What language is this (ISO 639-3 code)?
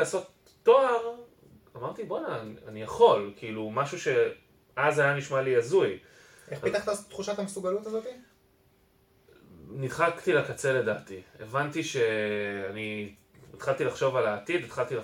heb